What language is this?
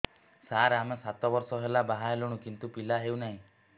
Odia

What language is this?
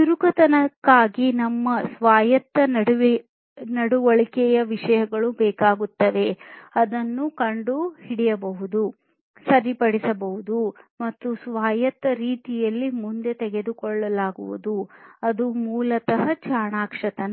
Kannada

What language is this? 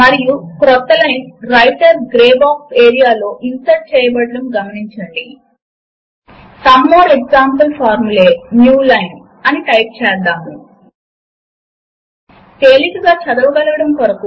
Telugu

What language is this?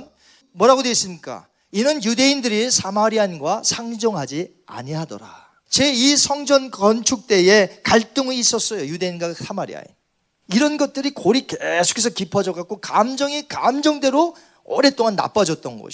Korean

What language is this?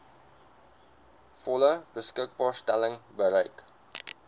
Afrikaans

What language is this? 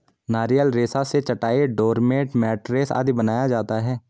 Hindi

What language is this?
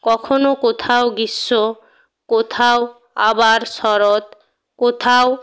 Bangla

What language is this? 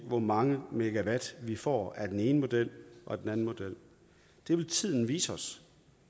Danish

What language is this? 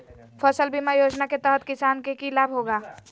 Magahi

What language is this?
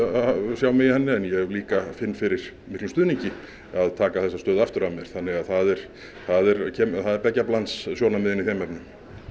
Icelandic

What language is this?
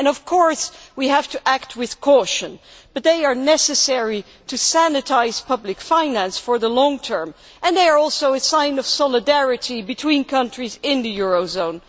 English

